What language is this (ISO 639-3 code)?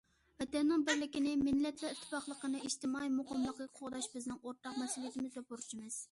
uig